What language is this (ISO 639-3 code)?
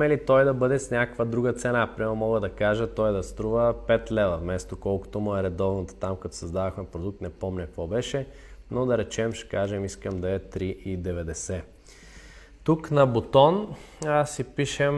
bul